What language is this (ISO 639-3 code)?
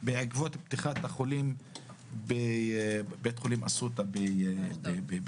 heb